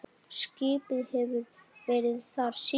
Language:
Icelandic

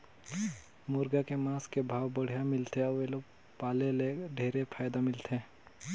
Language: Chhattisgarhi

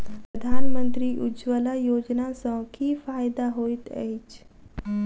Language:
Maithili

